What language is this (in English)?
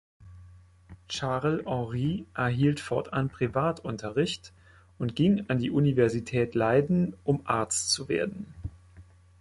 German